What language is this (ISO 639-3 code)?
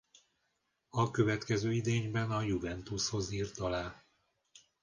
hun